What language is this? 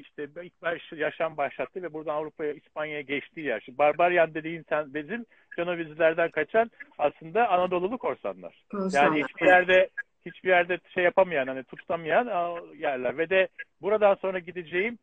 Turkish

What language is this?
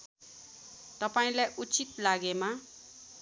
Nepali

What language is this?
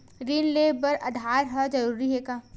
Chhattisgarhi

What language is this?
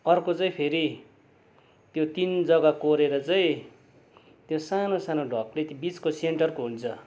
Nepali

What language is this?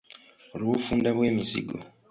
Ganda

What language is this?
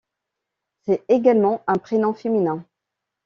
French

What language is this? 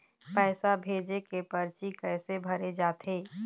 Chhattisgarhi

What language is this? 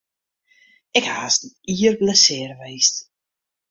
Western Frisian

